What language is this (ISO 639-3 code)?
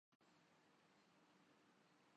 urd